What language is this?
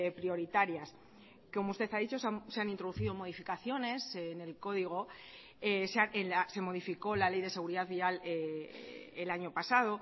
Spanish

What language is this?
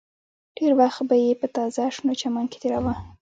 Pashto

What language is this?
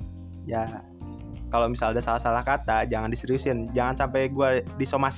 Indonesian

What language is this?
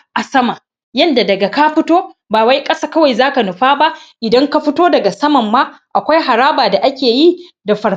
Hausa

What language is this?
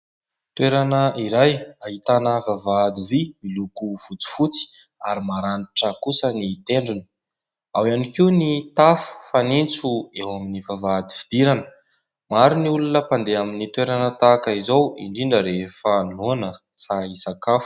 Malagasy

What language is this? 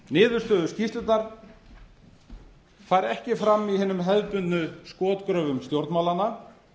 Icelandic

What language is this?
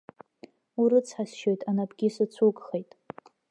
Abkhazian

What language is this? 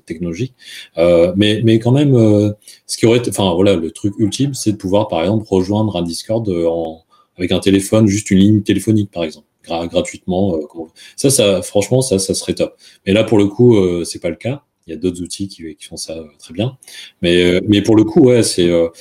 French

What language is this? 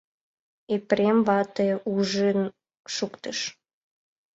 Mari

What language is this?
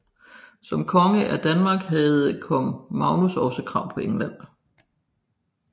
Danish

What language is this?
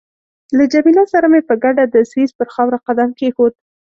Pashto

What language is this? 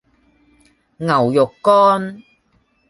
Cantonese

